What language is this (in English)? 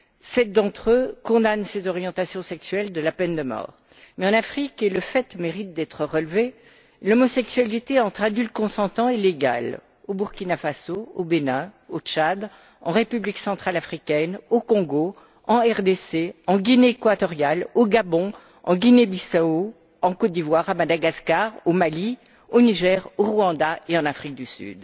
French